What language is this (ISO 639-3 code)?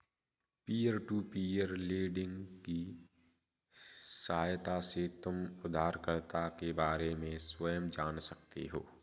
hin